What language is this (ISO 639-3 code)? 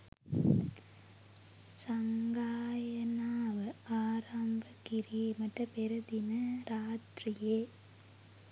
sin